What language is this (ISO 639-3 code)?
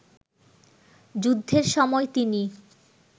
ben